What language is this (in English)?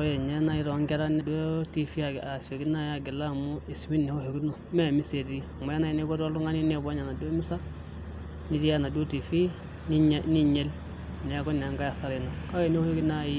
Masai